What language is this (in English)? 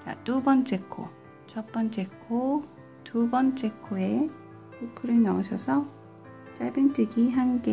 Korean